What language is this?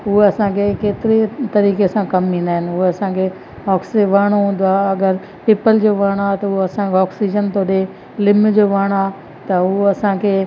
Sindhi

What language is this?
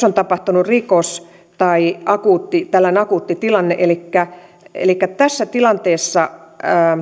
Finnish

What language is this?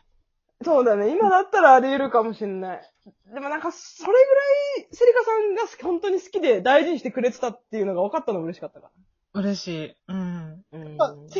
Japanese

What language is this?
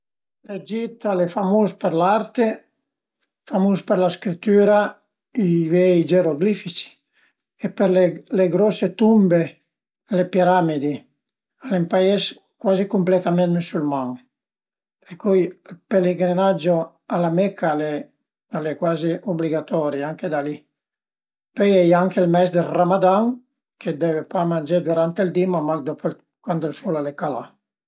Piedmontese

